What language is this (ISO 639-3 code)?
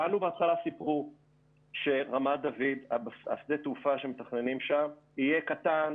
heb